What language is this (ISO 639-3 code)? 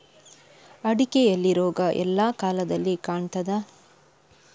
kan